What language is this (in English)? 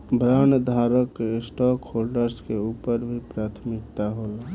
Bhojpuri